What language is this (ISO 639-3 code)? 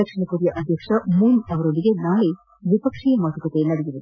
kan